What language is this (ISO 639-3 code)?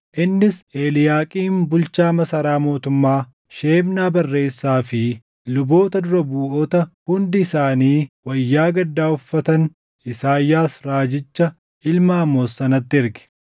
orm